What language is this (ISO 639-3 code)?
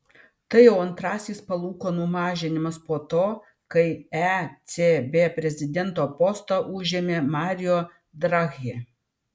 lit